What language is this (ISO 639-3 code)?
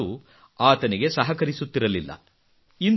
kan